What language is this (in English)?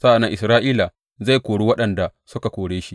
Hausa